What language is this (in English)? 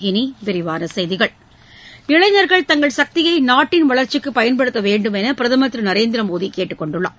Tamil